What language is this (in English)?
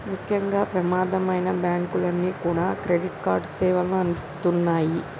Telugu